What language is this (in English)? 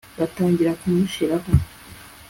Kinyarwanda